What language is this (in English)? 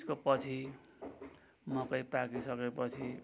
Nepali